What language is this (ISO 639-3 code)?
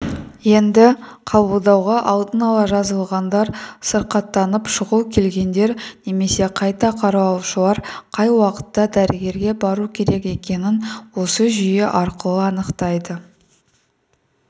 kaz